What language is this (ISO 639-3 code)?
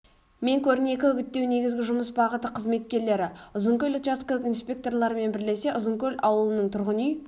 kaz